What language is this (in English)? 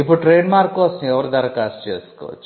Telugu